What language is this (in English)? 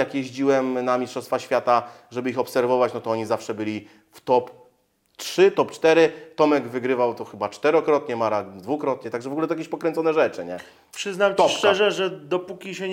Polish